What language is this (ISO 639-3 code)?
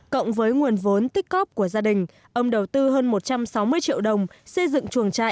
vie